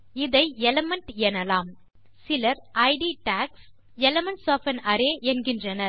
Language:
Tamil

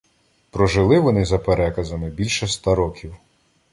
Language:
Ukrainian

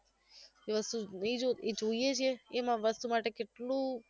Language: Gujarati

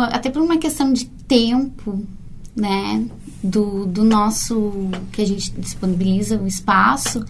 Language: Portuguese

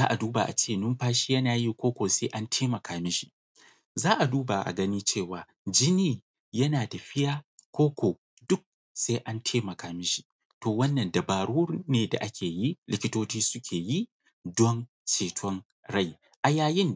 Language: Hausa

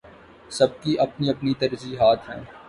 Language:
Urdu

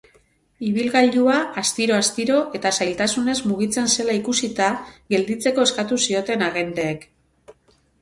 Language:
Basque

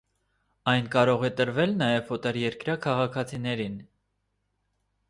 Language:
Armenian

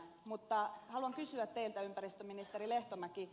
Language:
Finnish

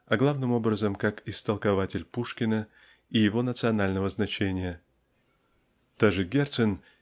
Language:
Russian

